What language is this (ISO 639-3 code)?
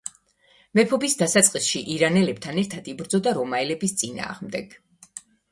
kat